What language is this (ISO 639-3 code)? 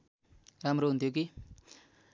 nep